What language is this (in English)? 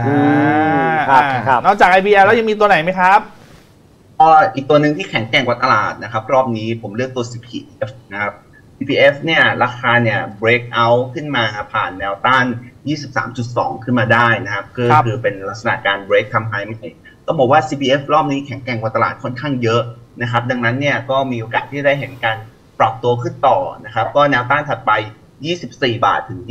Thai